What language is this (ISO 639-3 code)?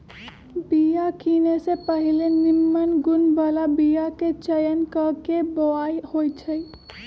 mag